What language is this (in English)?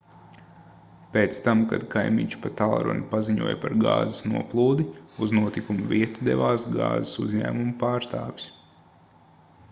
Latvian